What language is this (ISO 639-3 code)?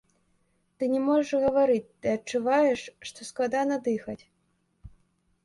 bel